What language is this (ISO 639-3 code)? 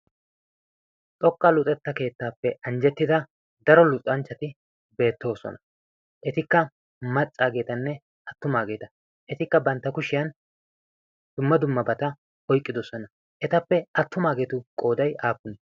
wal